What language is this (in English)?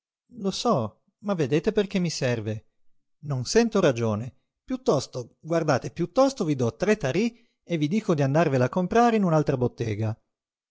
Italian